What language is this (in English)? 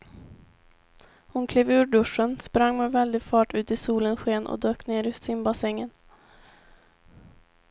Swedish